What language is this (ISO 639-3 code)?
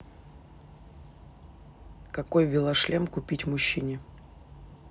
rus